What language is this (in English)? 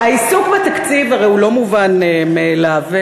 Hebrew